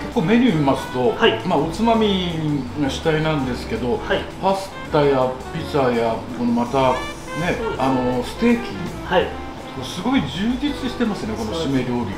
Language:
Japanese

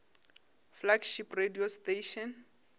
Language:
Northern Sotho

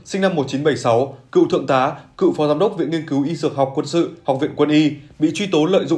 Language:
Vietnamese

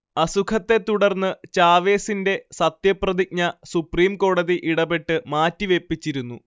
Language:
Malayalam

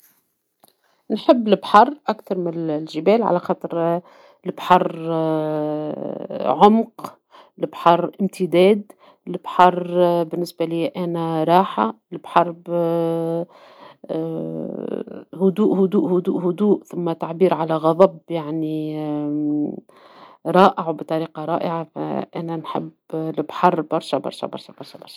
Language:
Tunisian Arabic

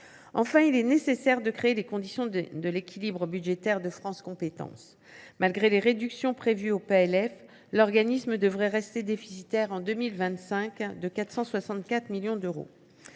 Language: French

